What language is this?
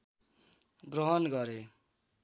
Nepali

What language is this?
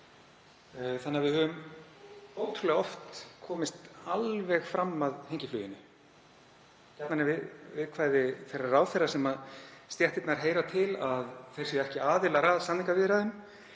Icelandic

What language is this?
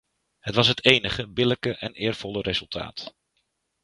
Dutch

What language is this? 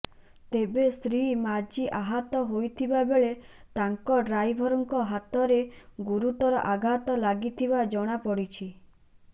Odia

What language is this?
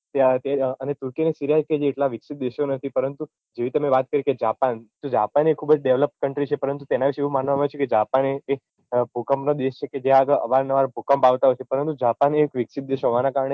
Gujarati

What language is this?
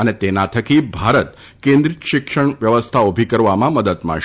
Gujarati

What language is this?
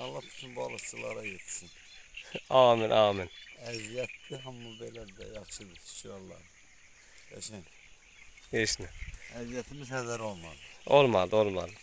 Turkish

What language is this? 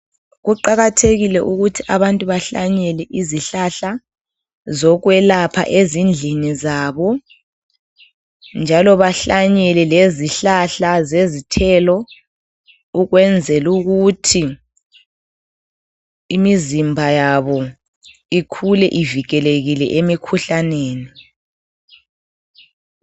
North Ndebele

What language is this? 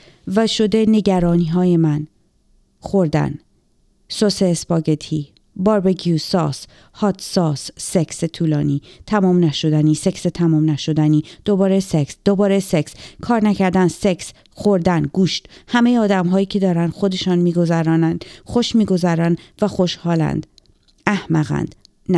Persian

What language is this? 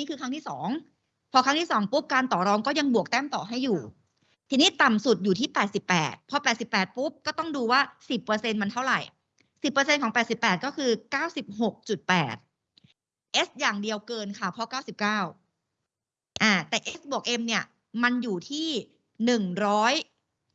Thai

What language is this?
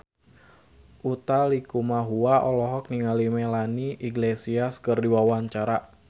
Sundanese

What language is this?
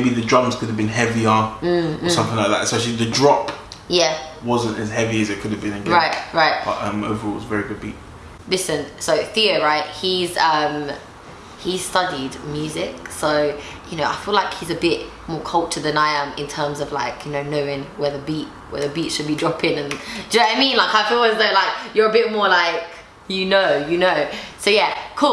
English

